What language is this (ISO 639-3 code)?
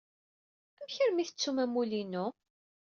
kab